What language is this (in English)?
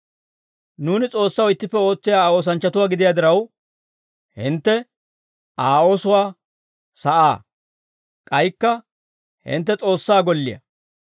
Dawro